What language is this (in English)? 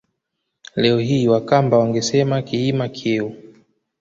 Swahili